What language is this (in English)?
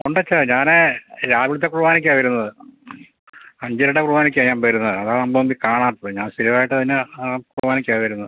Malayalam